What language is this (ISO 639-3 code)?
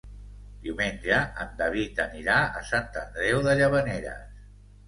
cat